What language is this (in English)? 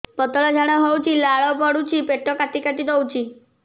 Odia